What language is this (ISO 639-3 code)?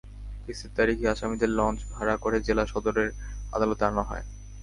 ben